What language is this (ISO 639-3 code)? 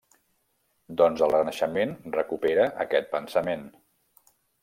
cat